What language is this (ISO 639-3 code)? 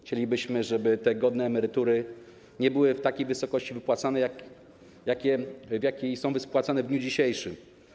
pol